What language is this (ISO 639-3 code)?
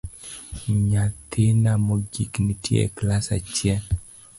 luo